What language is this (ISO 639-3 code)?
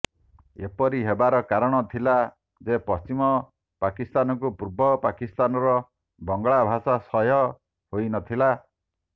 ori